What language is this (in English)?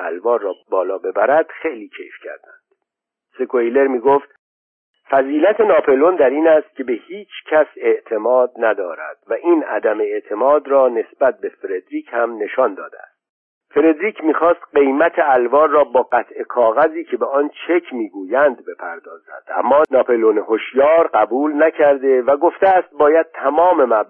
Persian